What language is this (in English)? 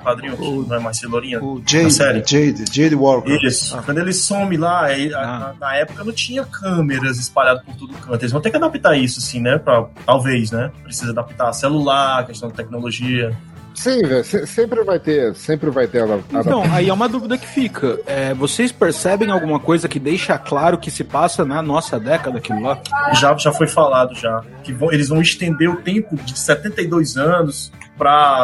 Portuguese